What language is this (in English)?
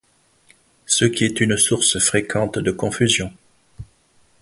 French